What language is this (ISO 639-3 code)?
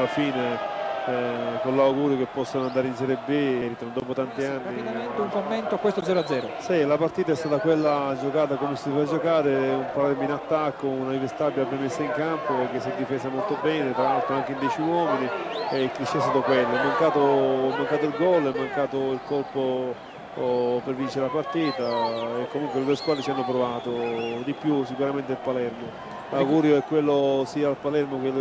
ita